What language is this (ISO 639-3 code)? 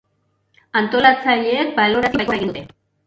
eus